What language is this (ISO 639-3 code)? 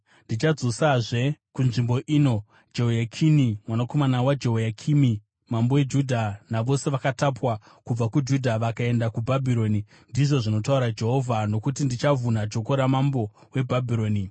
sna